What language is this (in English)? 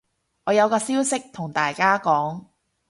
Cantonese